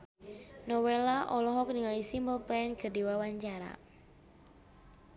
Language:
Sundanese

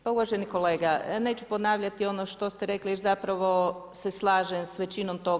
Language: Croatian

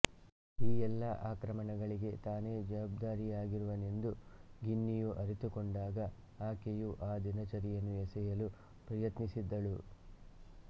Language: Kannada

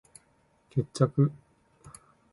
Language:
Japanese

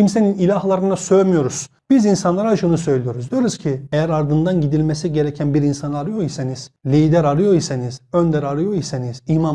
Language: Turkish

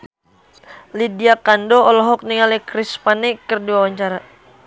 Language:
Sundanese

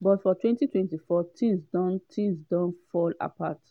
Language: Nigerian Pidgin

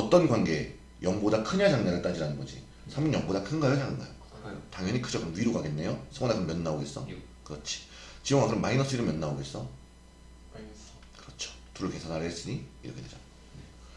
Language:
Korean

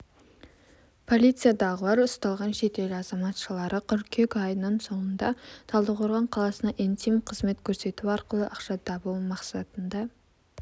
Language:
Kazakh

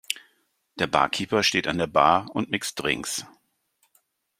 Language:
German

